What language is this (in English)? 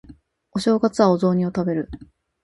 Japanese